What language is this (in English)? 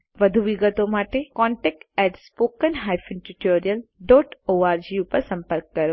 Gujarati